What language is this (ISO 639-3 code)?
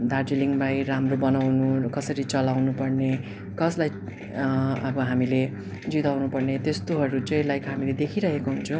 nep